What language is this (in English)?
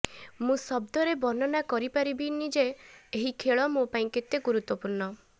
Odia